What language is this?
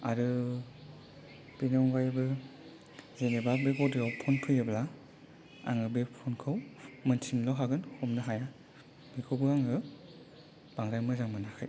Bodo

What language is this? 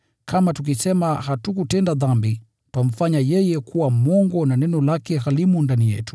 Swahili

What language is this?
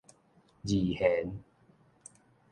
Min Nan Chinese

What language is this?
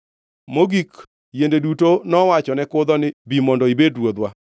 Luo (Kenya and Tanzania)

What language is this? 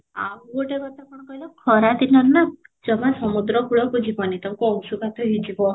Odia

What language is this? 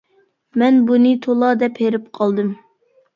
Uyghur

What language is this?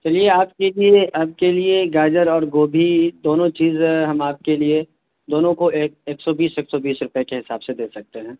Urdu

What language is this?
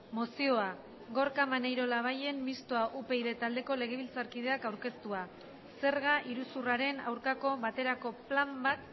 Basque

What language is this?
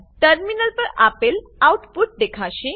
Gujarati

